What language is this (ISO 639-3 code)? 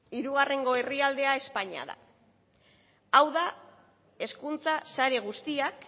eus